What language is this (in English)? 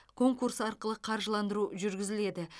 Kazakh